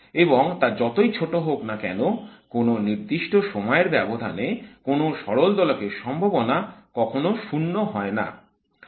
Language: Bangla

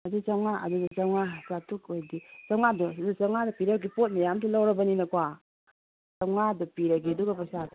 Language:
Manipuri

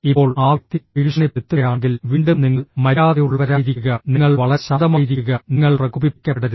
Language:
Malayalam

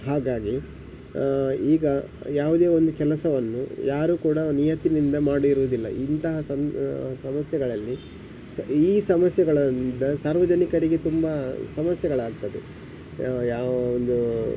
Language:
Kannada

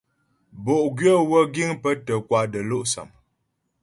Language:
Ghomala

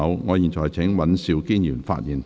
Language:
Cantonese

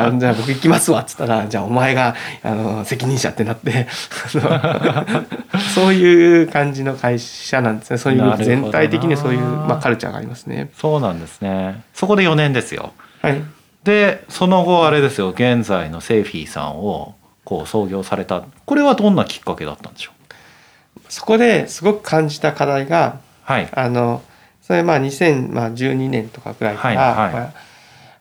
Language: Japanese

